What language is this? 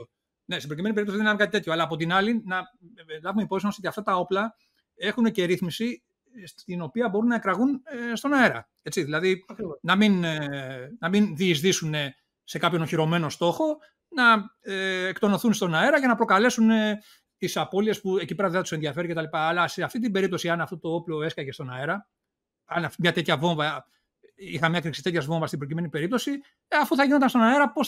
Greek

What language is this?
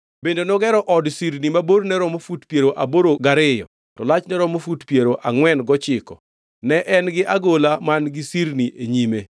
Luo (Kenya and Tanzania)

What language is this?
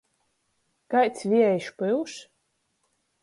Latgalian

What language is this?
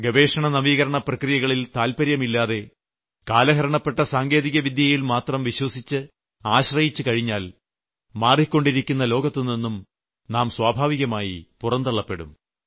Malayalam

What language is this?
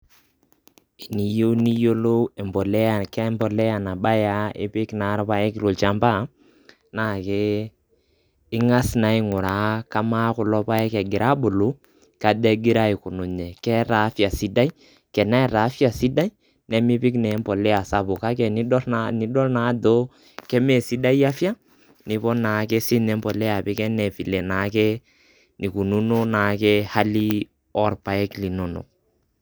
Masai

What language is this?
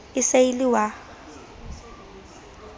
Southern Sotho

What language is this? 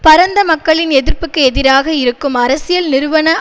Tamil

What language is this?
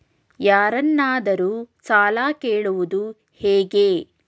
Kannada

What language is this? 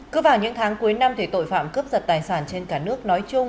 Vietnamese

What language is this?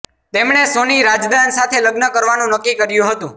Gujarati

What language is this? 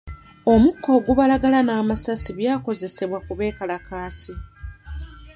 Ganda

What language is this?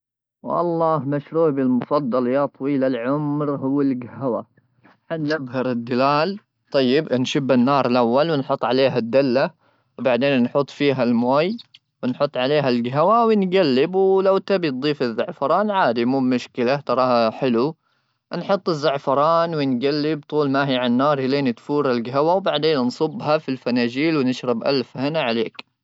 Gulf Arabic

